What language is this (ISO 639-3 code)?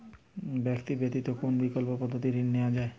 ben